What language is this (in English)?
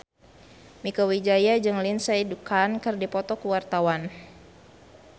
Sundanese